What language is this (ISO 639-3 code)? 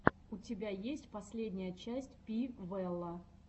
rus